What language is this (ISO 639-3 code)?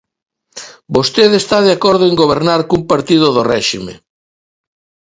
glg